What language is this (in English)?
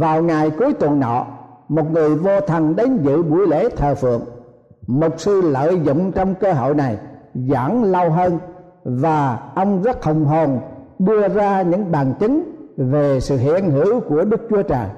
Vietnamese